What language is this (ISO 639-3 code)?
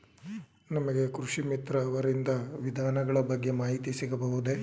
kan